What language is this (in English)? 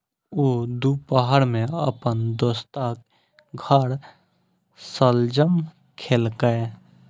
Maithili